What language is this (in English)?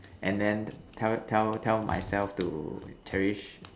English